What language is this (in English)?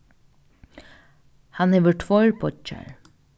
Faroese